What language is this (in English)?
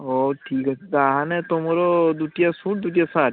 Odia